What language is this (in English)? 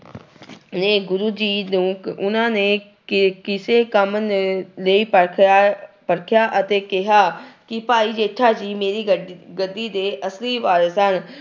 Punjabi